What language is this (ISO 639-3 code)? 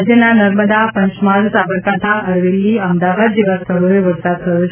guj